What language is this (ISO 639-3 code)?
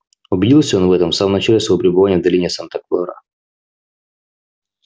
rus